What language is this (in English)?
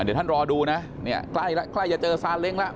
Thai